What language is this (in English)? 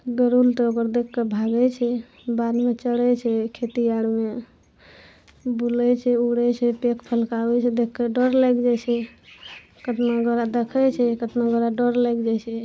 Maithili